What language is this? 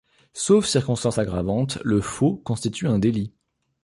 French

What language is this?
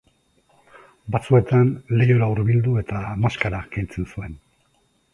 Basque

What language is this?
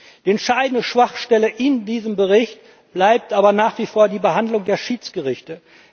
German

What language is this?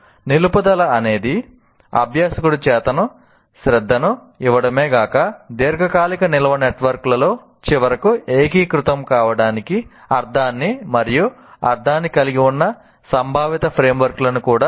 Telugu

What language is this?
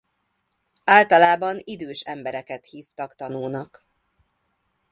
Hungarian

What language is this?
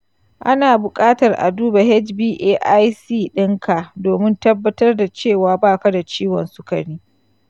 Hausa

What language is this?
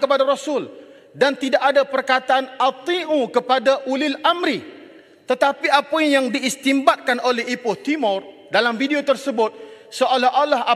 Malay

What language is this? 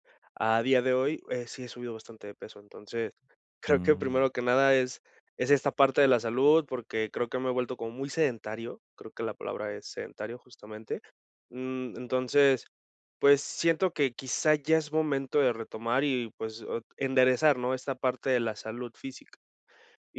Spanish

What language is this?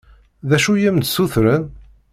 Kabyle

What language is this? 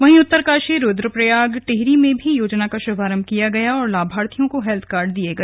Hindi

